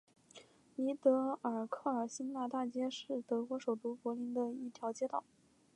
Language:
Chinese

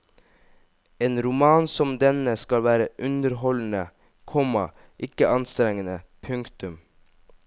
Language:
Norwegian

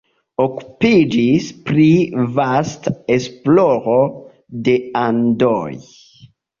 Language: Esperanto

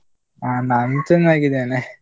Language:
Kannada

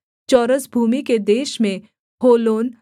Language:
Hindi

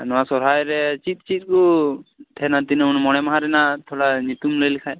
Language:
Santali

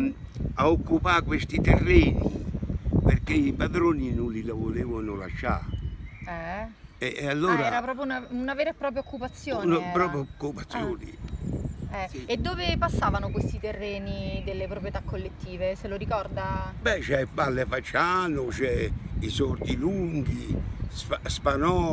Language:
Italian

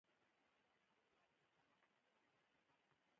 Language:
Pashto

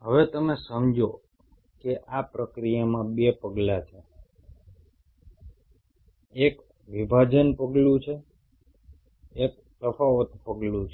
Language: Gujarati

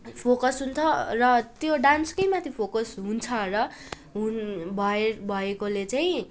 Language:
Nepali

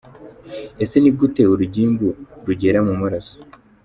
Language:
Kinyarwanda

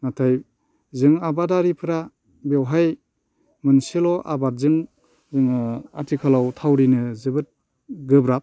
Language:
Bodo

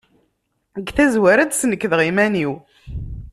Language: Kabyle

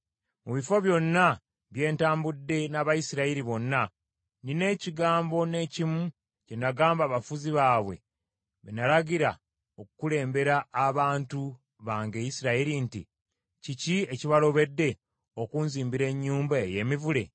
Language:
Ganda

